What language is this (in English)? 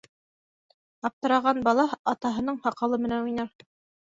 Bashkir